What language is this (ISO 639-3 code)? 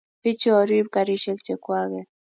kln